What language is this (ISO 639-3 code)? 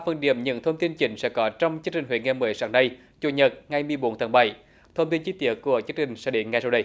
vie